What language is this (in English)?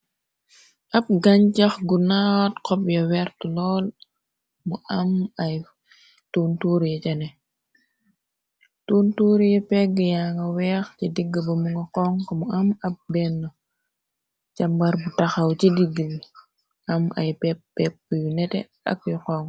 Wolof